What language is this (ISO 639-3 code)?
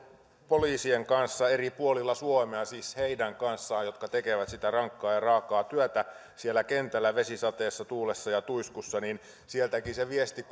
fin